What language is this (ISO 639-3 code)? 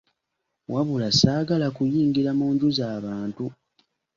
lug